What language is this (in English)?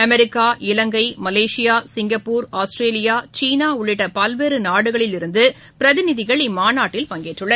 Tamil